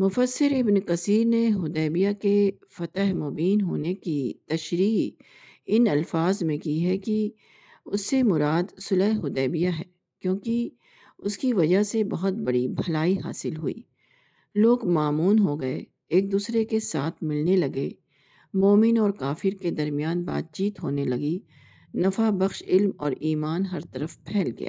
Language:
Urdu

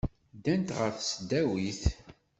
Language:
Kabyle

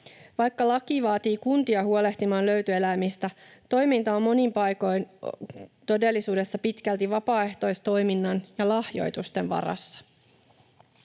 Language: Finnish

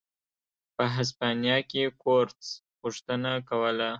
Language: Pashto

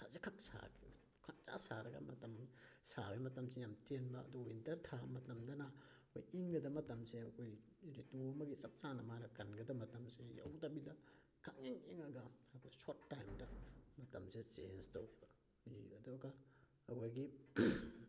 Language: Manipuri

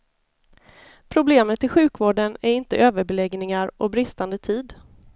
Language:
Swedish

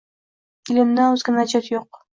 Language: Uzbek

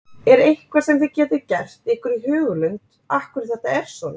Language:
Icelandic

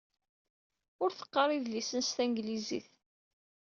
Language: Kabyle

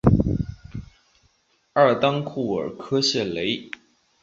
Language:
Chinese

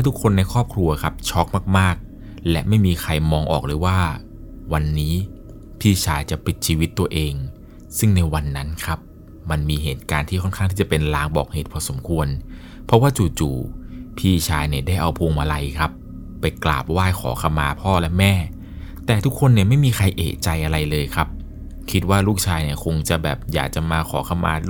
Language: Thai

